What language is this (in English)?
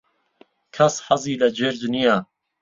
Central Kurdish